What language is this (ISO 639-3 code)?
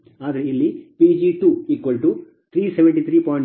kan